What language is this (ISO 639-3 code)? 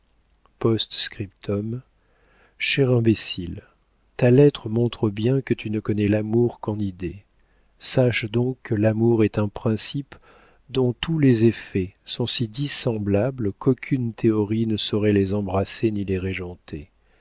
fra